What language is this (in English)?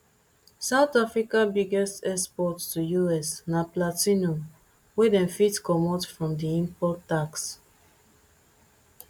Nigerian Pidgin